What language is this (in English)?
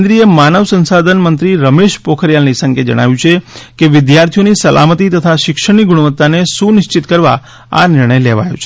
Gujarati